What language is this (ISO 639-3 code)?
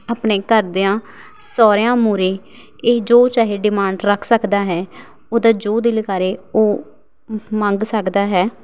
pan